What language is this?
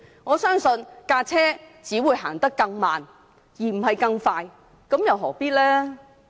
Cantonese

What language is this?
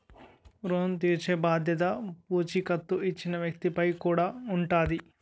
Telugu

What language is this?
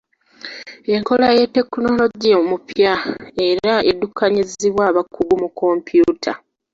Ganda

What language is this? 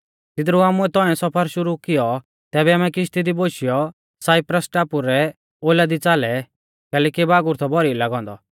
Mahasu Pahari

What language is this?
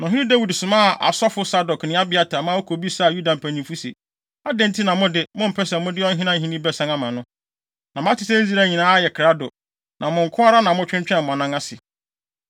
Akan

